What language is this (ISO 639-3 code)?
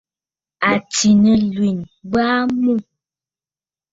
bfd